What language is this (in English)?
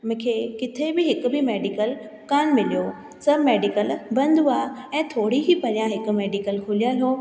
Sindhi